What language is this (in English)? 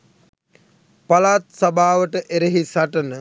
Sinhala